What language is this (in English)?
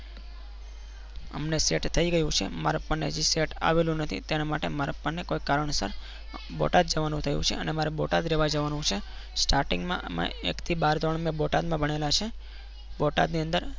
Gujarati